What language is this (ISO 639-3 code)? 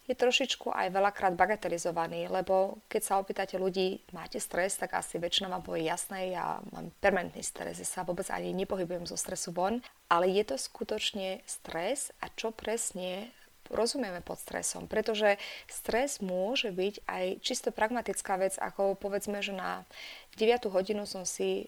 slk